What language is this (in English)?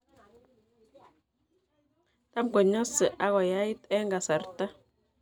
Kalenjin